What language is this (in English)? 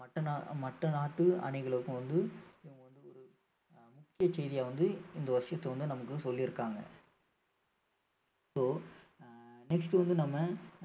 Tamil